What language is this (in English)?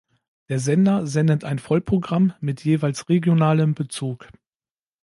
German